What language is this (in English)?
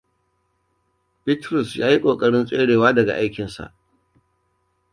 Hausa